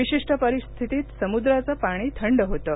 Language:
Marathi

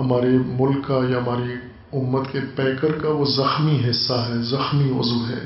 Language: Urdu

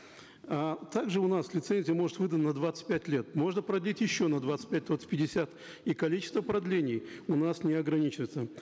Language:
Kazakh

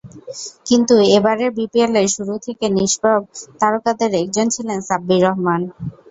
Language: Bangla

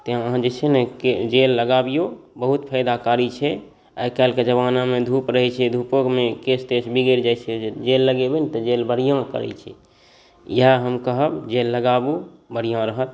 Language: Maithili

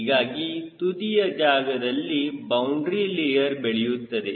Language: Kannada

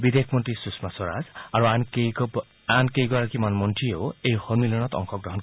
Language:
Assamese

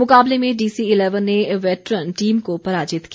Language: Hindi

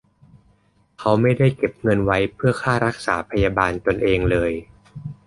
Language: Thai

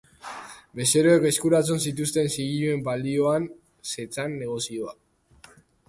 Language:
Basque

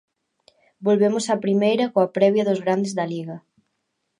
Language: Galician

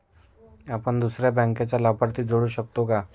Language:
Marathi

